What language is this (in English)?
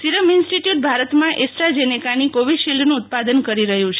Gujarati